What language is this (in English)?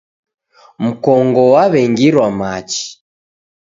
Taita